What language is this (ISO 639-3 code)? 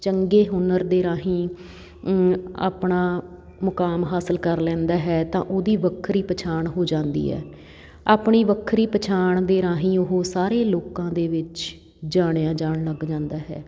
pan